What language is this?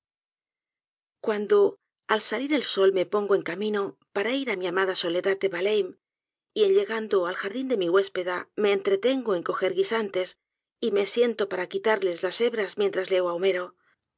Spanish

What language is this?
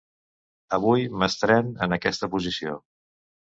Catalan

